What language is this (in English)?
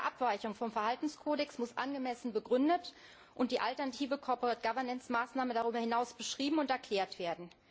German